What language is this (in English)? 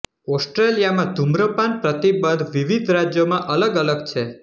Gujarati